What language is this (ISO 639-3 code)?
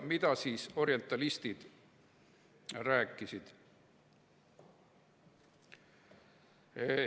est